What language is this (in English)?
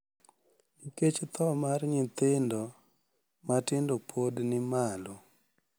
Luo (Kenya and Tanzania)